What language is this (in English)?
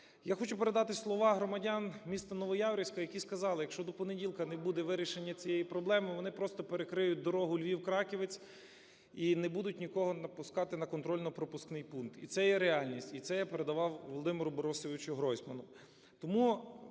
Ukrainian